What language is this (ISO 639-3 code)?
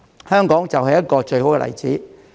yue